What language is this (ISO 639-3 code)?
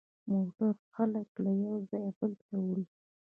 pus